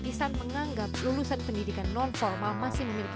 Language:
Indonesian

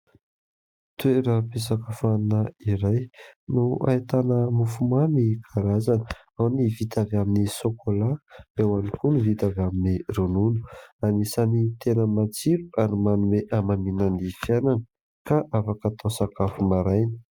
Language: Malagasy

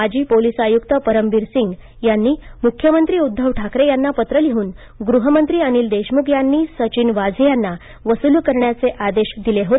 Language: Marathi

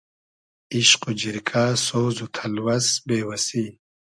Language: Hazaragi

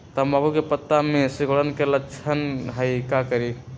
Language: Magahi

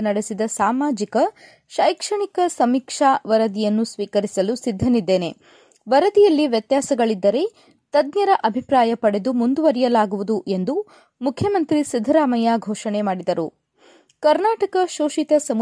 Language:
Kannada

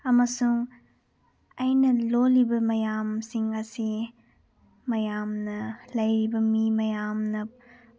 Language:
Manipuri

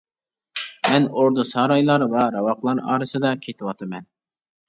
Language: Uyghur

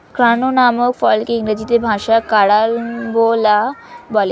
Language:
Bangla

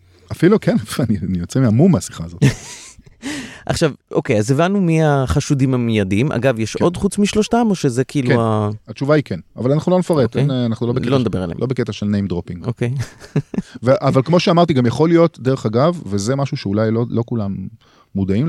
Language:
Hebrew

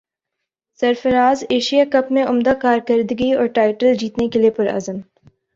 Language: Urdu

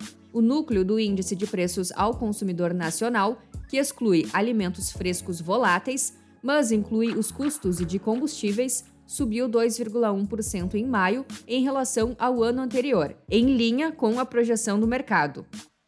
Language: Portuguese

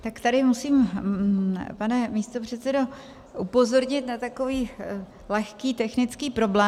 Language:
Czech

